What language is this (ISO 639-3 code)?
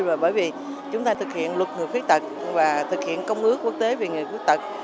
vie